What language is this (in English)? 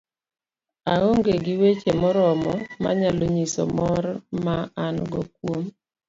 Luo (Kenya and Tanzania)